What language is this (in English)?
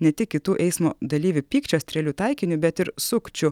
Lithuanian